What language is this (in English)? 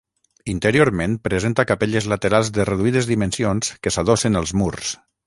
Catalan